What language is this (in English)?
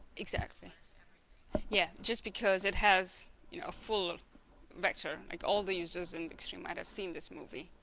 English